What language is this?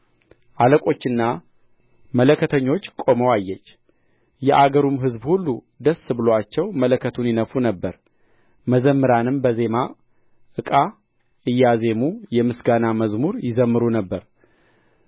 Amharic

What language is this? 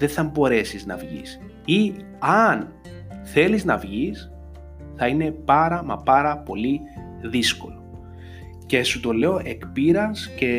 Greek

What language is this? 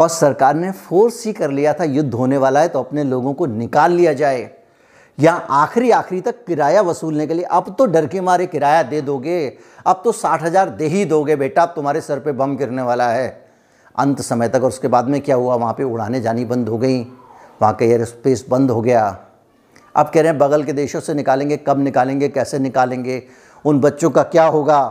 Hindi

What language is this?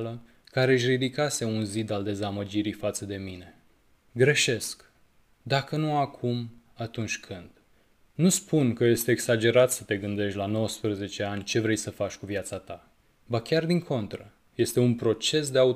Romanian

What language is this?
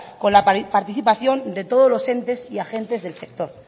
Spanish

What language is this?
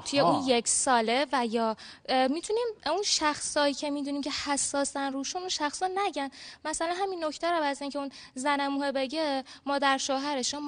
Persian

